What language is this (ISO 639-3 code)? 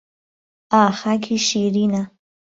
ckb